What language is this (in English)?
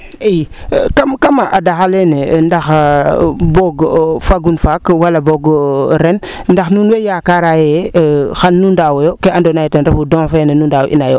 Serer